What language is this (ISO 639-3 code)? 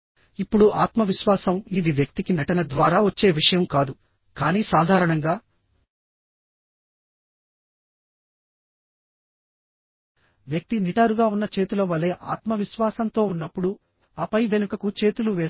tel